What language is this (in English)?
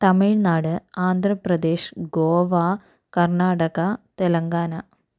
Malayalam